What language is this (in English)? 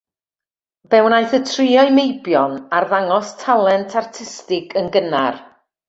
Welsh